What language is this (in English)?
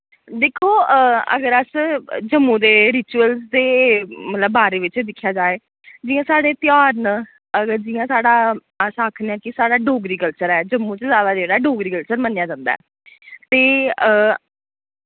Dogri